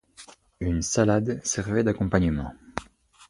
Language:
French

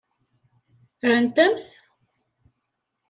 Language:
Kabyle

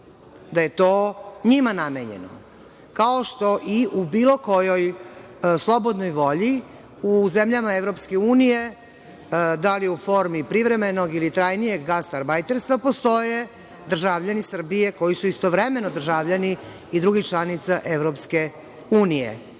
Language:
Serbian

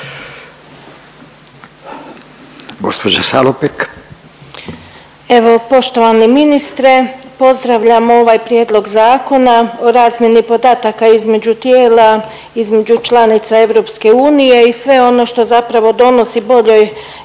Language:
Croatian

